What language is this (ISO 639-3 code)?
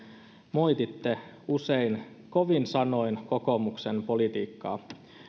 fin